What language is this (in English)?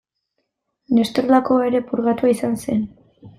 Basque